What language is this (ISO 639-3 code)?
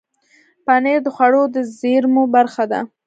pus